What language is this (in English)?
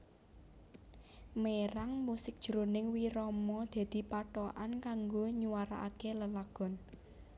Javanese